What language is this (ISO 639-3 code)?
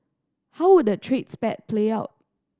eng